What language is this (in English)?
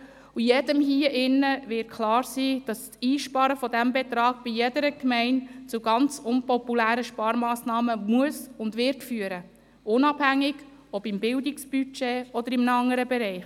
Swiss German